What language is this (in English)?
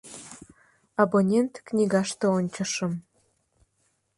Mari